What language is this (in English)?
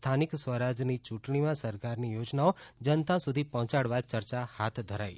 Gujarati